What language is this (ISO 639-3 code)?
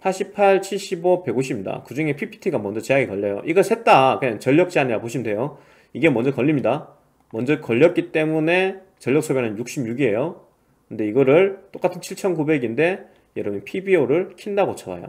kor